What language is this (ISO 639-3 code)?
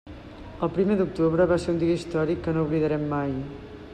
cat